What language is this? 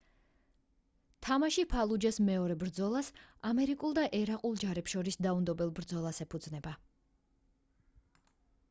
Georgian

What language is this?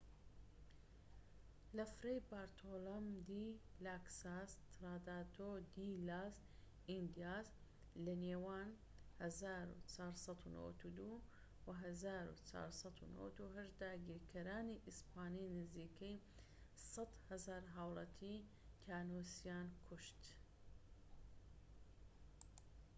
Central Kurdish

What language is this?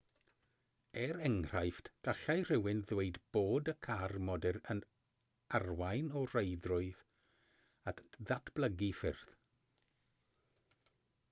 Welsh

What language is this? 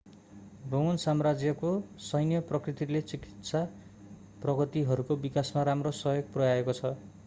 Nepali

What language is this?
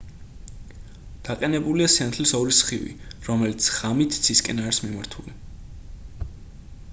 Georgian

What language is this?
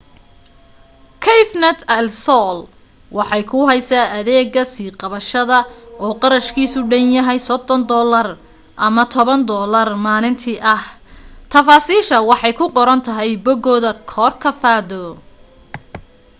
Somali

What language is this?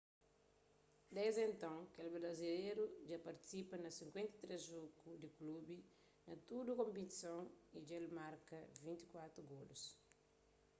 Kabuverdianu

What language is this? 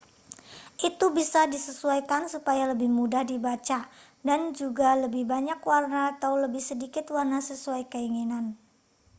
Indonesian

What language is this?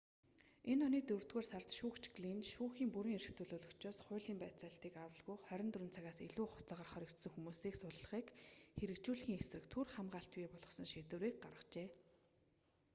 Mongolian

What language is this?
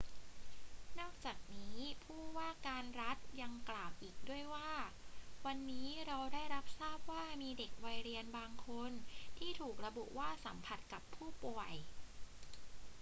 Thai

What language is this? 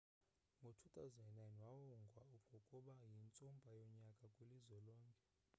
Xhosa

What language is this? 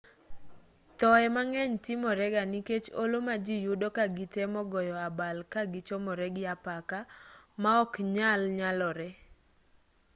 Luo (Kenya and Tanzania)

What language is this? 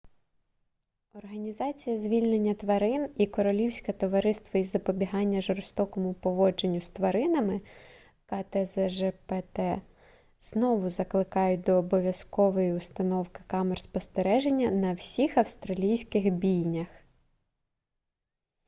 Ukrainian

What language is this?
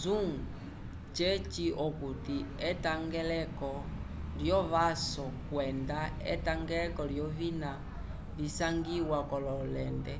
Umbundu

